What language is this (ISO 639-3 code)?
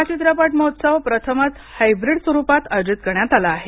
mar